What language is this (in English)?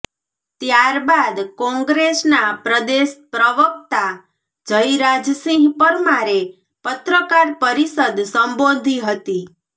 Gujarati